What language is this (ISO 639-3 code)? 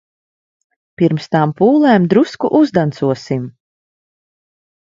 lav